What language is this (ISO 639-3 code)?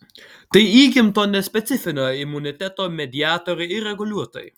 lit